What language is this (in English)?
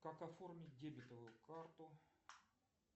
Russian